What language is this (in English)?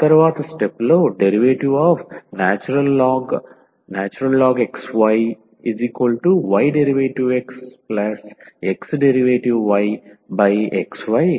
Telugu